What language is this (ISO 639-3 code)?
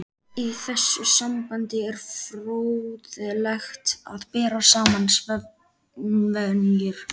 isl